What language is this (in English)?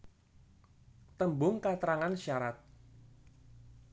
Javanese